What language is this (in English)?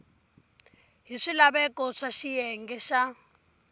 Tsonga